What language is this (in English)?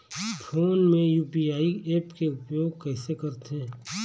Chhattisgarhi